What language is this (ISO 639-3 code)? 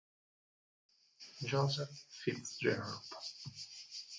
ita